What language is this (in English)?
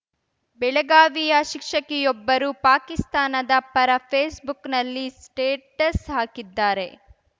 Kannada